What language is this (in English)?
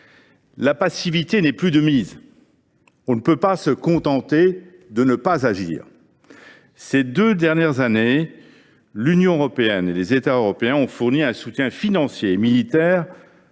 French